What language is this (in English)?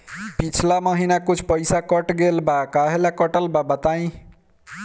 Bhojpuri